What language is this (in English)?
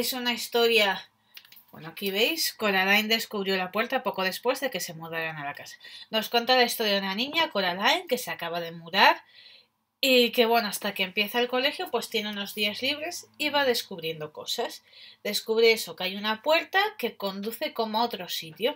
Spanish